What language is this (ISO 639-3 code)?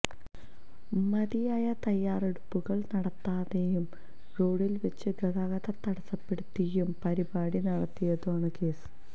mal